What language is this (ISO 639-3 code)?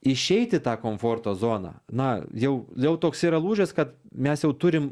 lit